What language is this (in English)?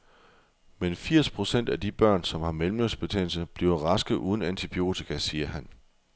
Danish